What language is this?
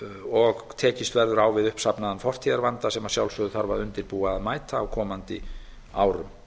Icelandic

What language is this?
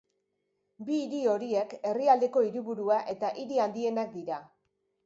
Basque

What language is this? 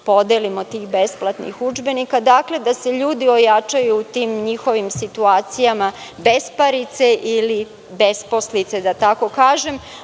Serbian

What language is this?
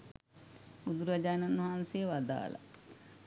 Sinhala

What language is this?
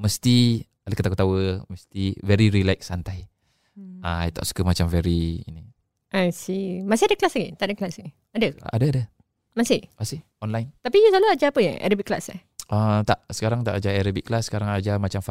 Malay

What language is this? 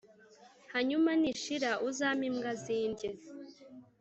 Kinyarwanda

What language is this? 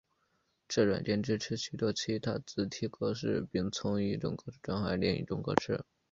Chinese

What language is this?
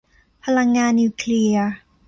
Thai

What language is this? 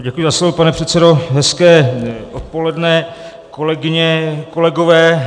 Czech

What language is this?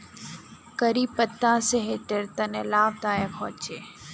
Magahi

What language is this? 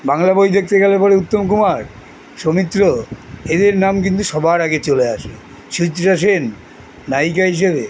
Bangla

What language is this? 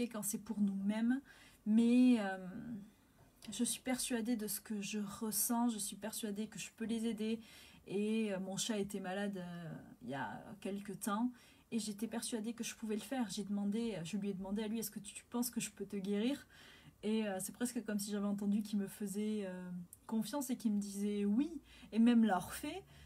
French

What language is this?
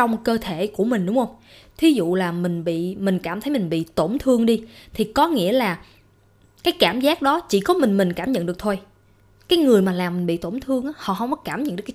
Vietnamese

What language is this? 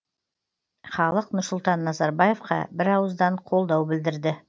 Kazakh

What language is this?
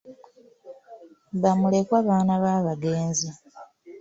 Ganda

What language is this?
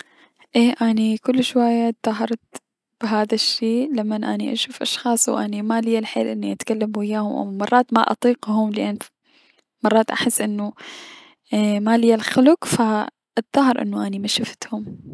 Mesopotamian Arabic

